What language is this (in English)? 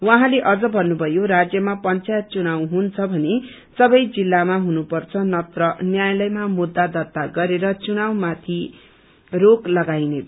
Nepali